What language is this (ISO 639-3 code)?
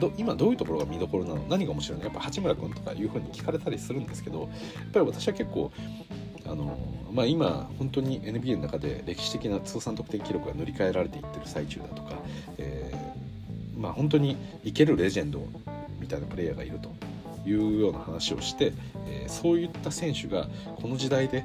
jpn